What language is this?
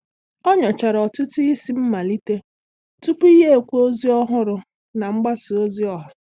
Igbo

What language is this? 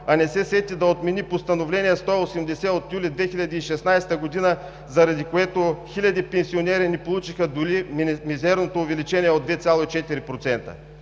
Bulgarian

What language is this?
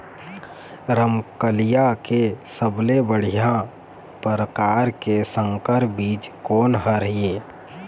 Chhattisgarhi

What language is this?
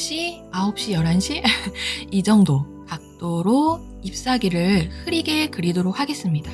Korean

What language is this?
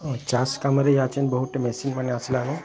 Odia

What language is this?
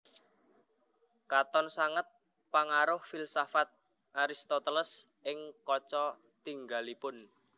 Javanese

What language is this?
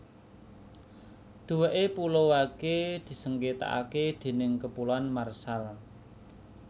Javanese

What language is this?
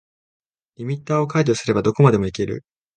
Japanese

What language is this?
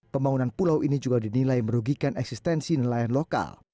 Indonesian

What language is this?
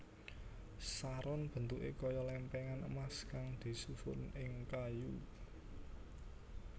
Javanese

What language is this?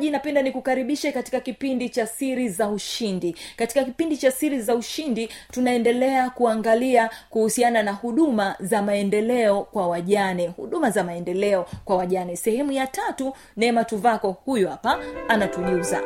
Swahili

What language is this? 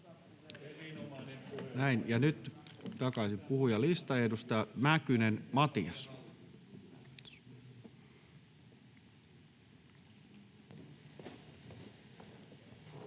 Finnish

